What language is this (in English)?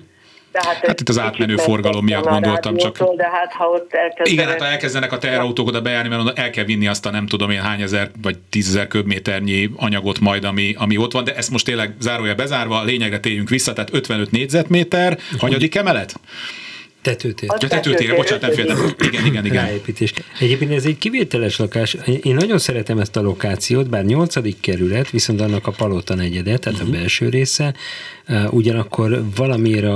Hungarian